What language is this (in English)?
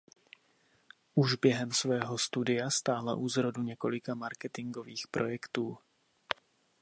Czech